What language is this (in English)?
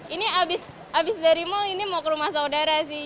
Indonesian